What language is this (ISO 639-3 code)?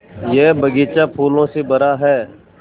hin